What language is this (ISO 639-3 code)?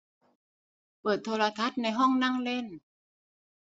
tha